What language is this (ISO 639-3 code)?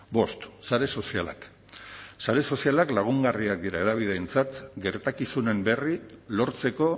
eus